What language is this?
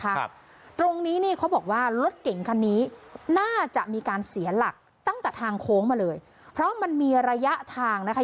Thai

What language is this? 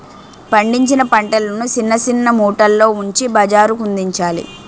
Telugu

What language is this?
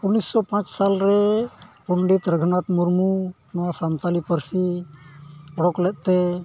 Santali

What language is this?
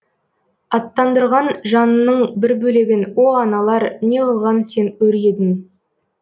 Kazakh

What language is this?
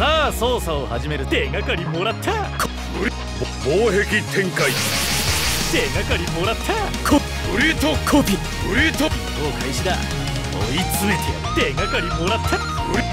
Japanese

